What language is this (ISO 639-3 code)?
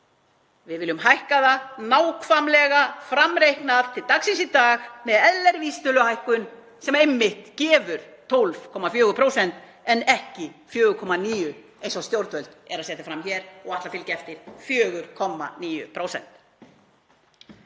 isl